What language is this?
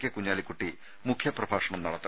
Malayalam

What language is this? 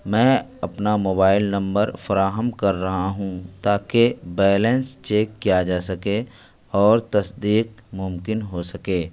Urdu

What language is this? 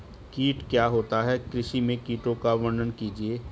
Hindi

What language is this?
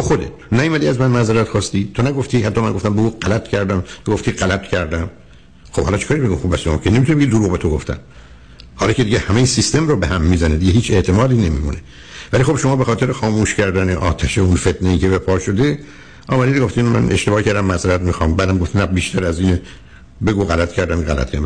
Persian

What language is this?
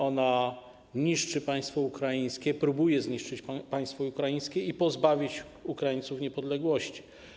Polish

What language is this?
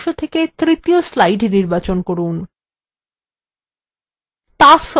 Bangla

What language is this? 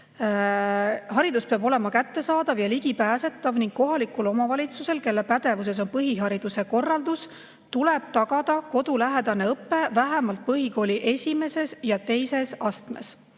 Estonian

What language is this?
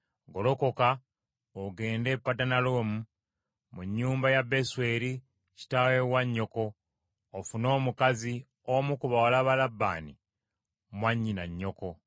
Ganda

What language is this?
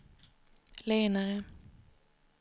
Swedish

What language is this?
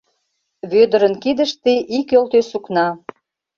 Mari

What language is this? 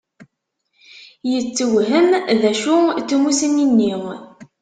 Kabyle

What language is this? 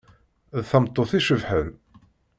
Kabyle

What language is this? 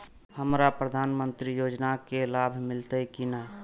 Maithili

